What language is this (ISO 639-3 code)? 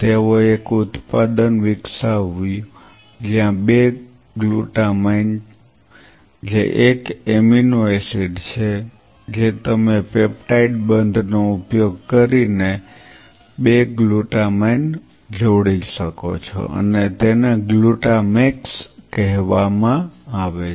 guj